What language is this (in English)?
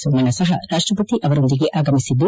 Kannada